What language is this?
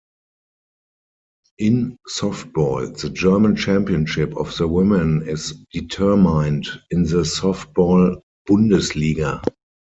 English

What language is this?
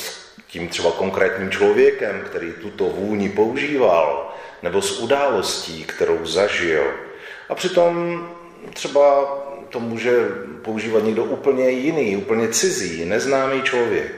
Czech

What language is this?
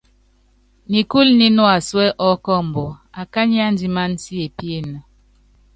Yangben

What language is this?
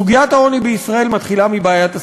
Hebrew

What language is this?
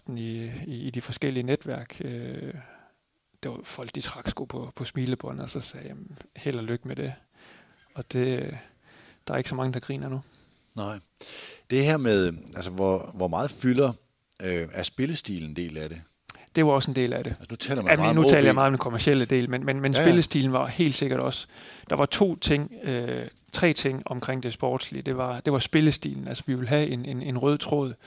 Danish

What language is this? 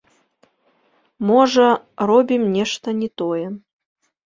Belarusian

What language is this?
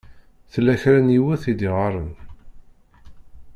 Kabyle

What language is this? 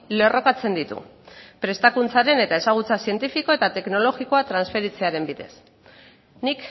Basque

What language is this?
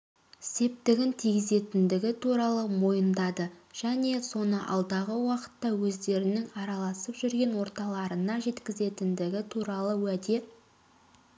Kazakh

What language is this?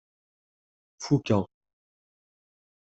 Kabyle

